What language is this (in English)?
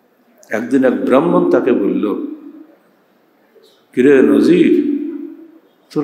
Arabic